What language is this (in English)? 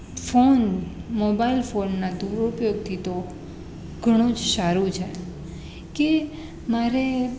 Gujarati